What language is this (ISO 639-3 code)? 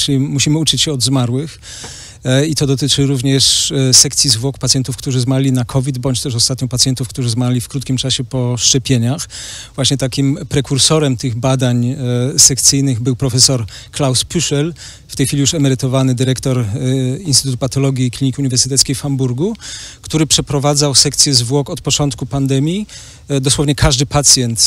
pol